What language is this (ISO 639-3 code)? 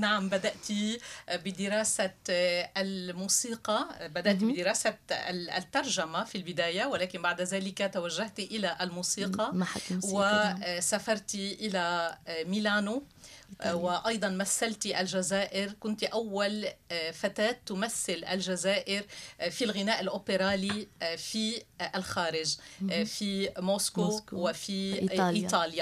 ara